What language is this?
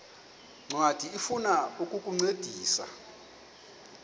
Xhosa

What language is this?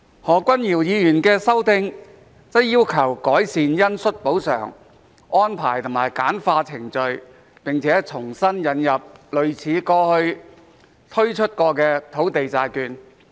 Cantonese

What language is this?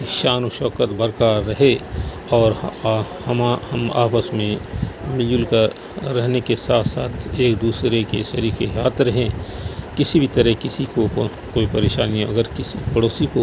Urdu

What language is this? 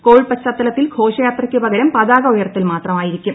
Malayalam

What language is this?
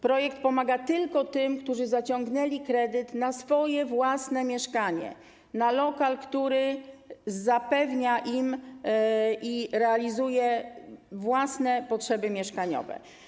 Polish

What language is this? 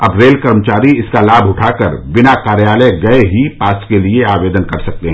Hindi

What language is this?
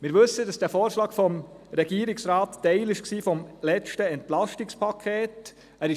Swiss German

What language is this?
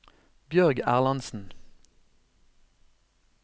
Norwegian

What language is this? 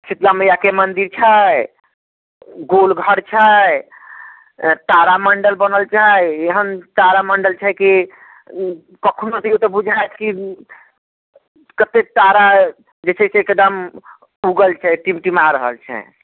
Maithili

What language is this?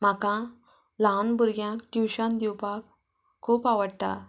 Konkani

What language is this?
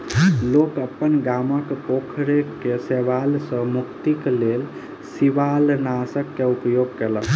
Maithili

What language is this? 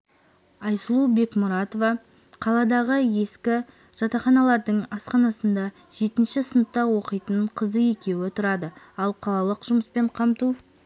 Kazakh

